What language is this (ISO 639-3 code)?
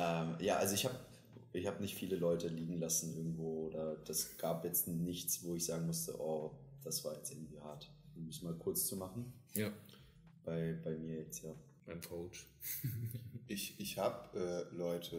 deu